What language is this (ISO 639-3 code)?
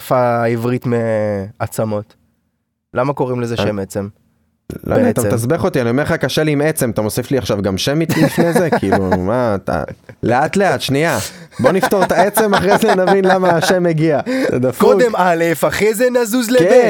heb